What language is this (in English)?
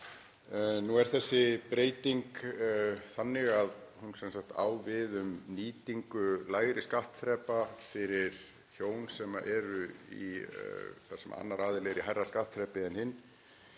Icelandic